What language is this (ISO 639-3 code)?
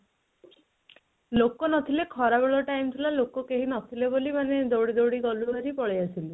ori